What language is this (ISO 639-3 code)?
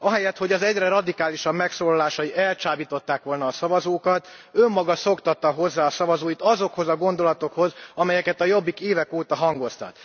hun